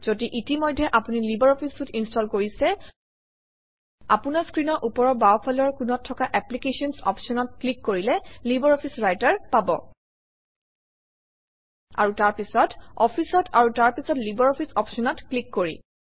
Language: Assamese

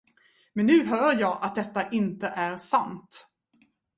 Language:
Swedish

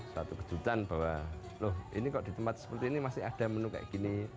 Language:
Indonesian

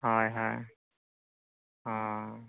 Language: Santali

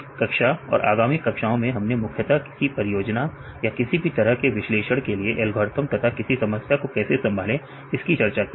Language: Hindi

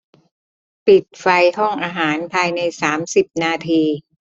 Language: Thai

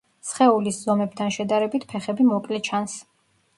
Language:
Georgian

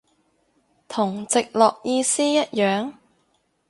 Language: Cantonese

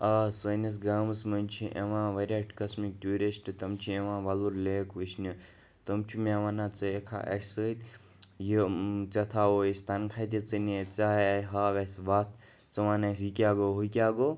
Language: Kashmiri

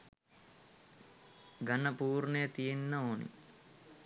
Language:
Sinhala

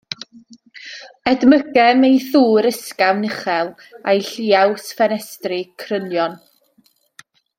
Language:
Welsh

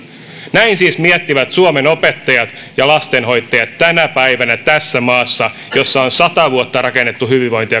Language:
Finnish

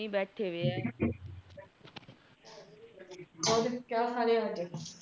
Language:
Punjabi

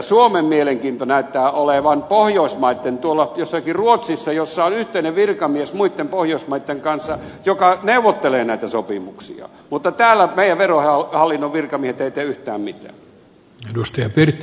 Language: Finnish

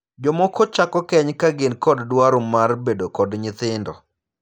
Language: Luo (Kenya and Tanzania)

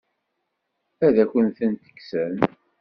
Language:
Kabyle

